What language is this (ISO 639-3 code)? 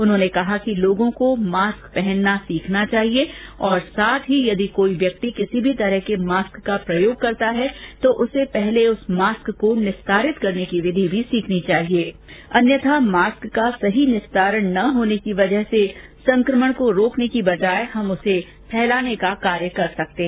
hin